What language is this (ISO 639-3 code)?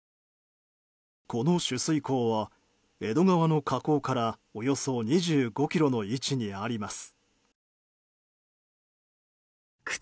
jpn